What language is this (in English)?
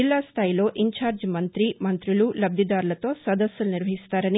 Telugu